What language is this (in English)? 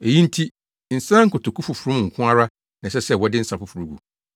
Akan